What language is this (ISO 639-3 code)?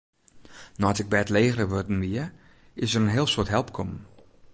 fry